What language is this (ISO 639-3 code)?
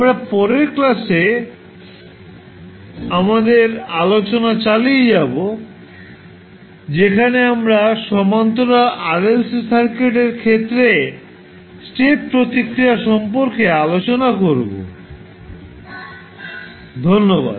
ben